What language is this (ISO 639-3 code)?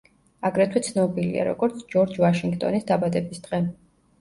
kat